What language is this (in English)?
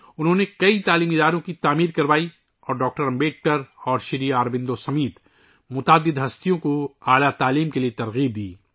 Urdu